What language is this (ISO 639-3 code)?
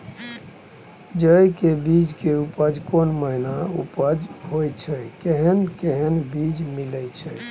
mai